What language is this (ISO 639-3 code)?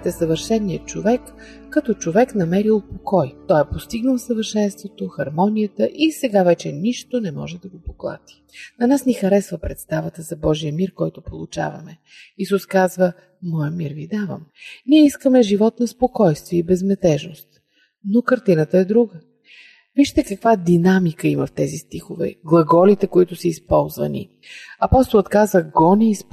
bul